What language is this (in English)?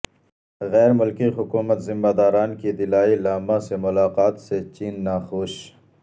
Urdu